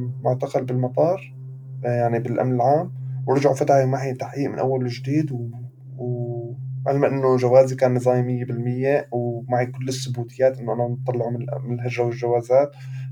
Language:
Arabic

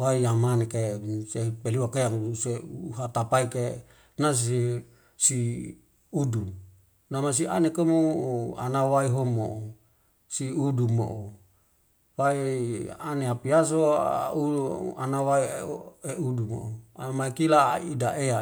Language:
Wemale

